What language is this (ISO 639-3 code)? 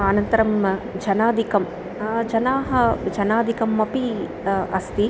san